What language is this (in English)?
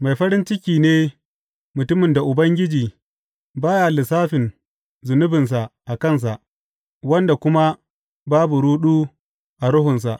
Hausa